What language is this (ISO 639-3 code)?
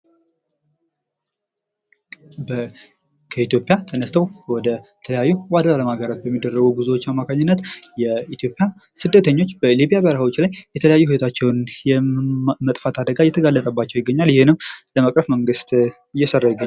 amh